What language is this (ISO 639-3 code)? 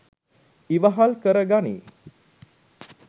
sin